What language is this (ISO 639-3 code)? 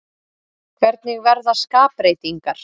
isl